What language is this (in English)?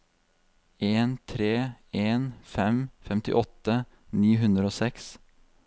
Norwegian